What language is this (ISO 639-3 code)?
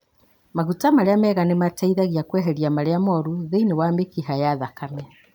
kik